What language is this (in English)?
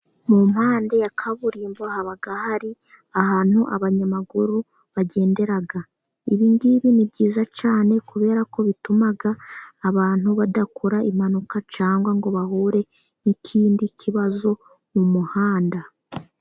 Kinyarwanda